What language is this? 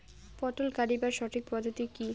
Bangla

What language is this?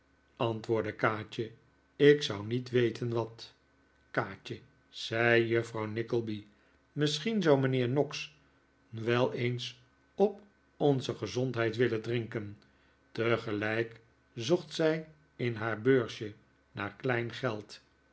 Dutch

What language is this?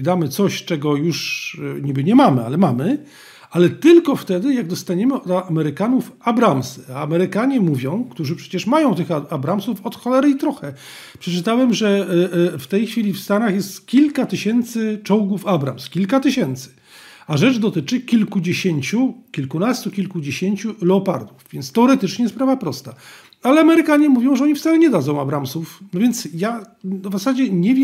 Polish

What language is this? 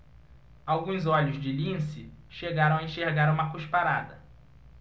Portuguese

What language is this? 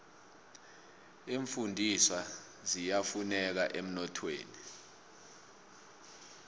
South Ndebele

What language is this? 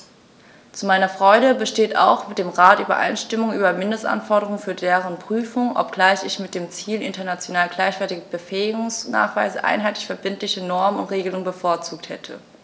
German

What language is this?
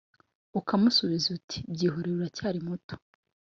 Kinyarwanda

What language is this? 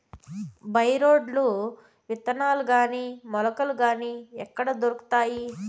Telugu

